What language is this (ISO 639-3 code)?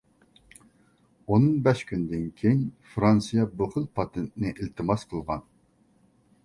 uig